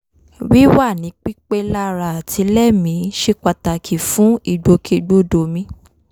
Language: Yoruba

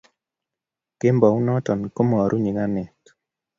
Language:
Kalenjin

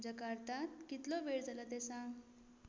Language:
Konkani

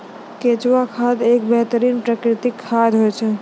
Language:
Maithili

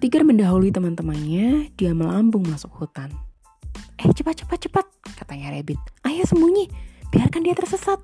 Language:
Indonesian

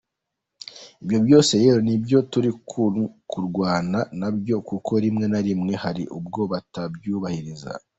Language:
Kinyarwanda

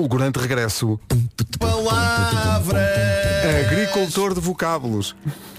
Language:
Portuguese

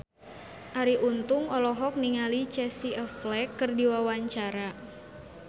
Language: Sundanese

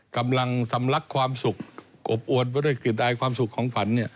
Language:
Thai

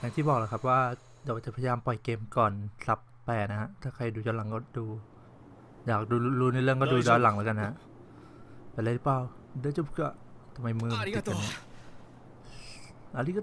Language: Thai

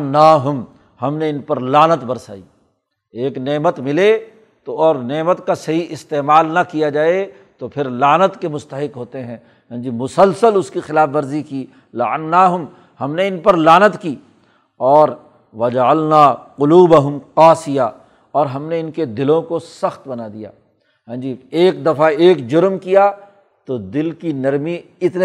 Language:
Urdu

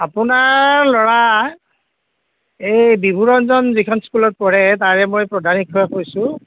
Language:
Assamese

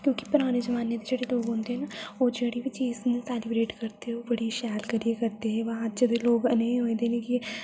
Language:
Dogri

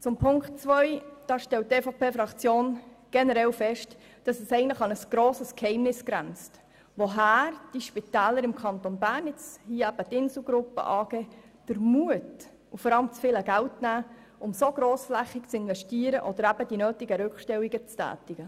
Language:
Swiss German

